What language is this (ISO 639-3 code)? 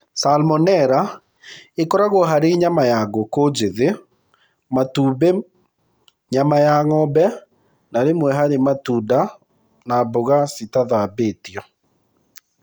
kik